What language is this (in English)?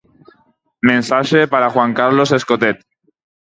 Galician